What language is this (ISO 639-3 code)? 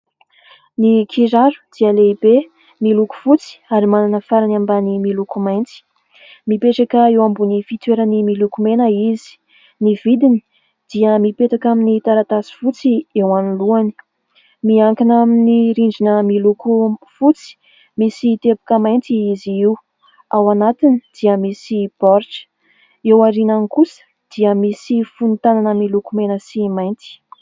mlg